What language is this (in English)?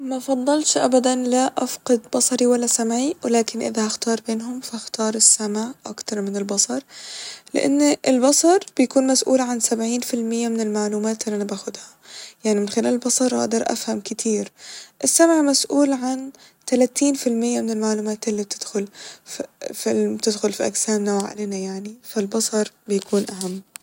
Egyptian Arabic